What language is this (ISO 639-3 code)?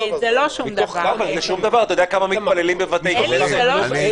heb